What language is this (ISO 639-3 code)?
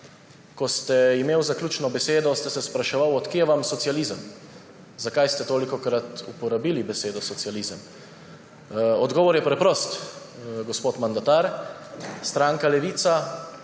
slv